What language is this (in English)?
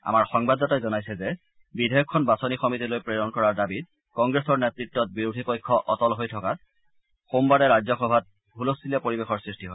Assamese